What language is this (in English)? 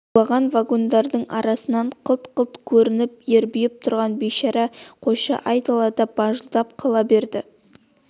Kazakh